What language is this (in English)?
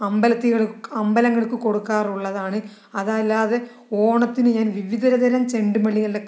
Malayalam